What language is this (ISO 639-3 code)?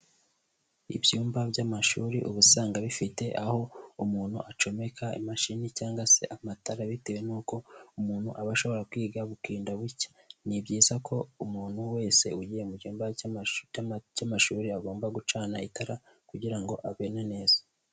kin